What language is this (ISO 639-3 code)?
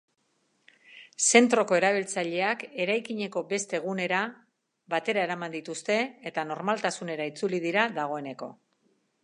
eus